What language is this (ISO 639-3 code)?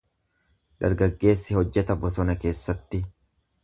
orm